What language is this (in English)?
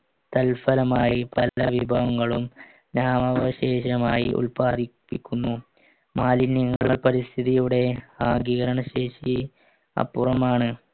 Malayalam